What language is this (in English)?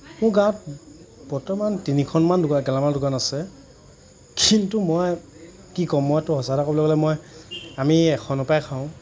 Assamese